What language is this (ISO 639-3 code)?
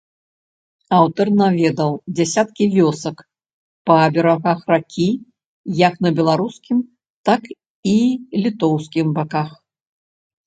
bel